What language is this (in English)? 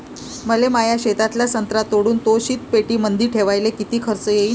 Marathi